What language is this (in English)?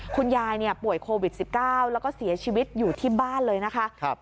Thai